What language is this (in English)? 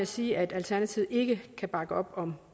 Danish